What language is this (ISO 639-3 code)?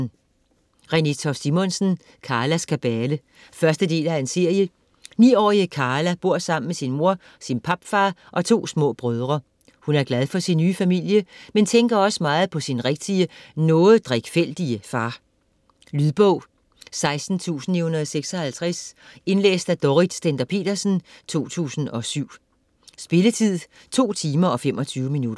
dan